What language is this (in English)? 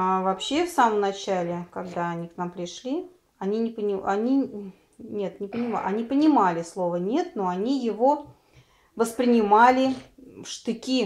Russian